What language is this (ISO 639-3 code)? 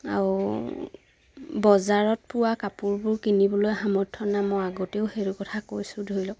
asm